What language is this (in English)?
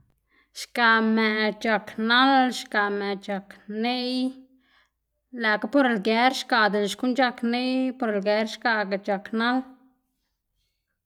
Xanaguía Zapotec